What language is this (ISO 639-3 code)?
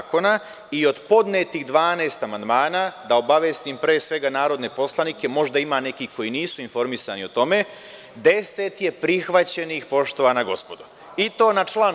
srp